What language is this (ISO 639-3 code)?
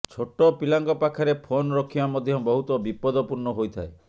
ori